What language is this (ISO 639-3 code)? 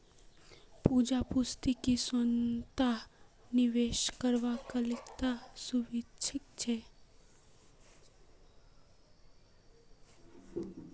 mag